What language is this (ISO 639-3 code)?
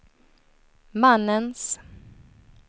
swe